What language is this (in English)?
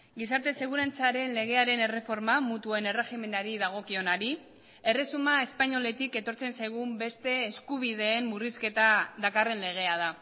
Basque